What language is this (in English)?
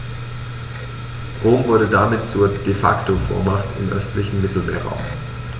German